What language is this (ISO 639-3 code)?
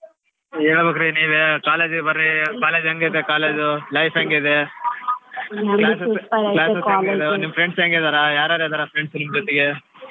kan